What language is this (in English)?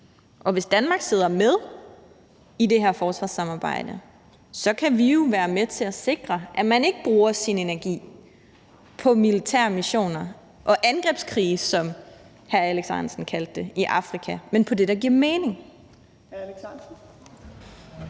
Danish